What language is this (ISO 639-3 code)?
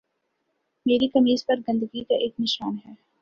urd